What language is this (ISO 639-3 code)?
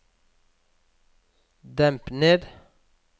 nor